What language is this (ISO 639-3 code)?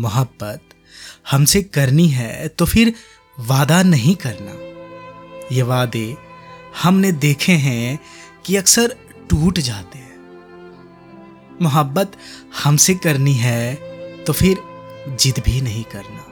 hin